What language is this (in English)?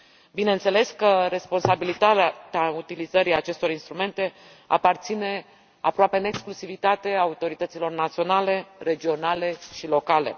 Romanian